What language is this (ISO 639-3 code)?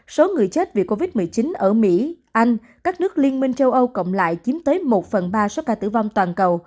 vie